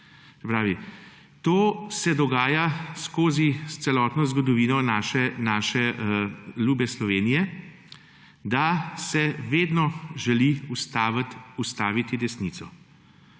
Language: Slovenian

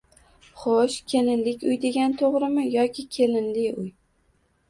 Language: Uzbek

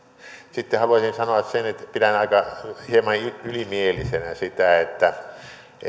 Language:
Finnish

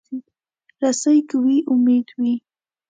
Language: Pashto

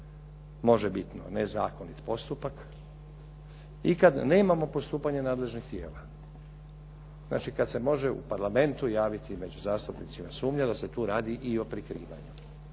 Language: Croatian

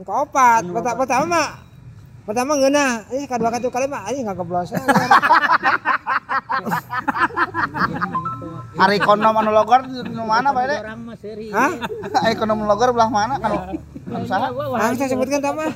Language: Indonesian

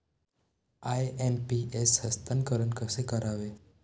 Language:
Marathi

